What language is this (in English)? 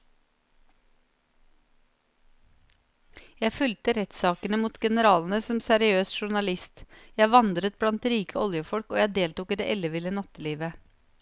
Norwegian